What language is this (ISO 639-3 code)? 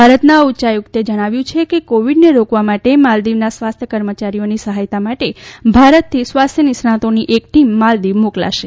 guj